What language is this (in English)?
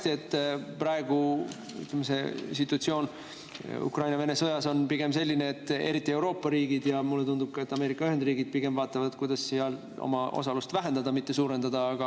Estonian